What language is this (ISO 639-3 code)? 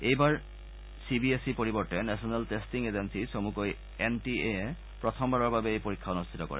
asm